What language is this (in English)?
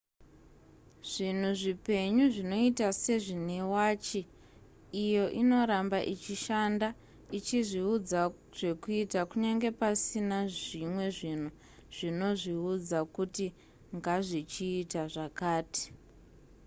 Shona